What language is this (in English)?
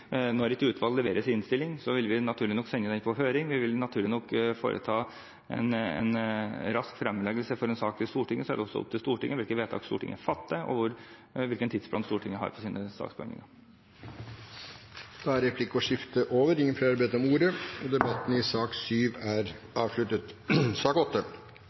Norwegian Bokmål